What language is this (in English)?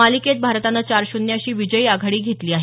Marathi